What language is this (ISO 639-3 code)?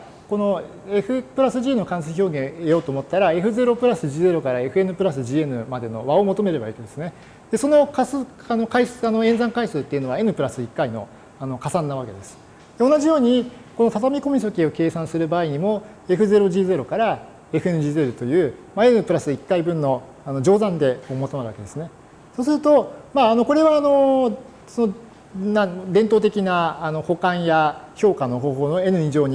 jpn